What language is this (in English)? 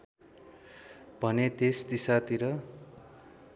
Nepali